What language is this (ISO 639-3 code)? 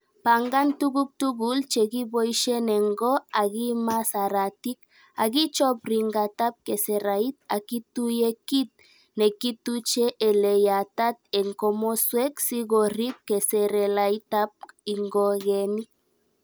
kln